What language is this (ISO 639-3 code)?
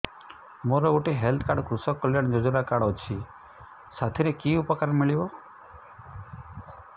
ori